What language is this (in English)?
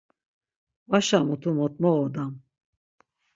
Laz